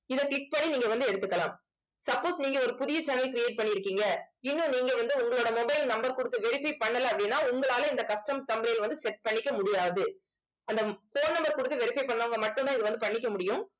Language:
Tamil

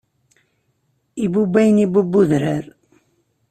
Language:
Kabyle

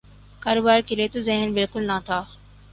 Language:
Urdu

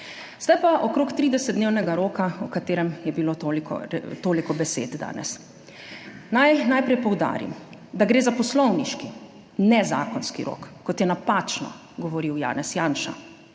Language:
Slovenian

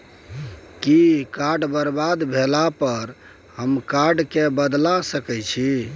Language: Maithili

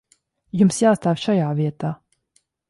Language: Latvian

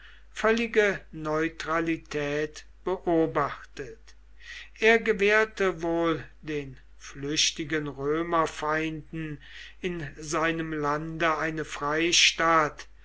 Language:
German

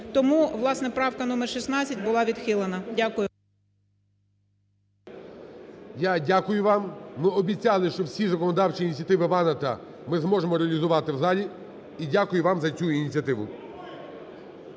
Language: Ukrainian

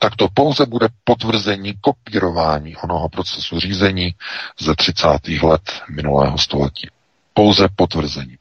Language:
Czech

